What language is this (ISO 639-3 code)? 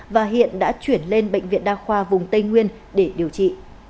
vie